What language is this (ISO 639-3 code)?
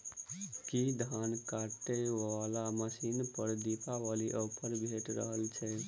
mai